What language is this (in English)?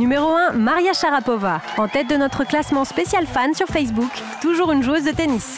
French